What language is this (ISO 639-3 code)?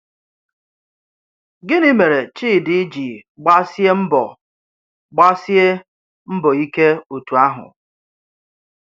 ibo